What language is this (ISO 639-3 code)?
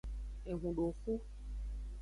ajg